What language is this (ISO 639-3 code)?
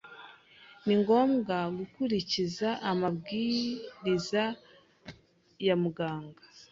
kin